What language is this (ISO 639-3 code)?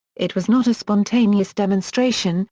eng